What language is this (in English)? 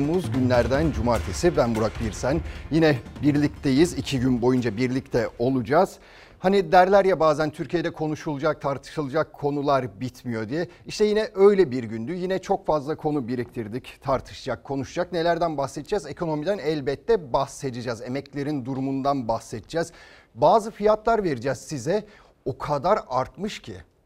Turkish